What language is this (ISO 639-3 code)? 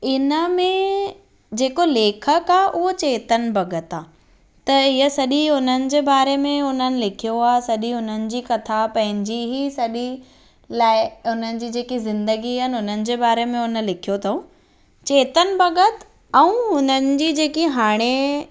snd